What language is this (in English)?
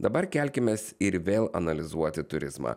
Lithuanian